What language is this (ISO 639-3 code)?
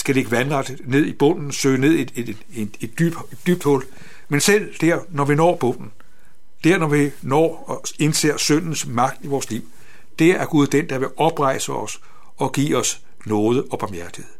dan